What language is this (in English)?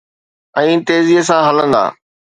Sindhi